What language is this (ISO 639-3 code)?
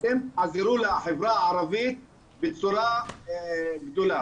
heb